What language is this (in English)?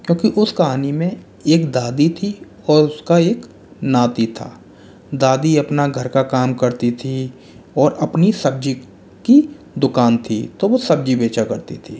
Hindi